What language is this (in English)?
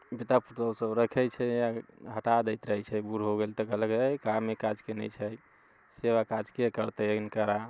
Maithili